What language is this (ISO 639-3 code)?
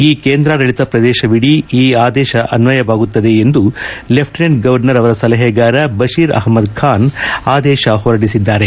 kan